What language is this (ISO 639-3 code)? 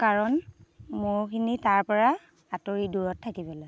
asm